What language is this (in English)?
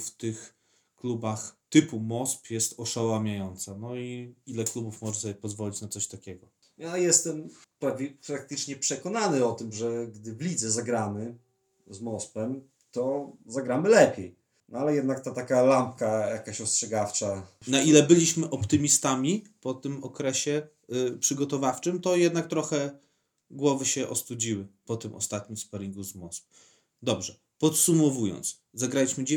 Polish